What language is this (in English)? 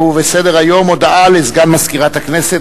Hebrew